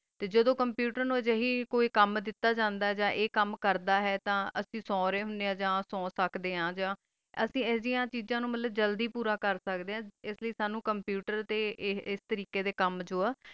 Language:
Punjabi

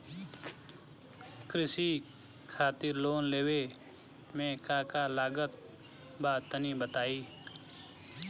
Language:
Bhojpuri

